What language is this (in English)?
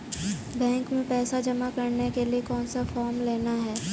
Hindi